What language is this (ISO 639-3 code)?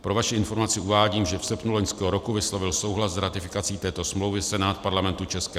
ces